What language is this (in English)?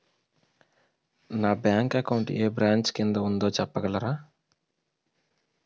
Telugu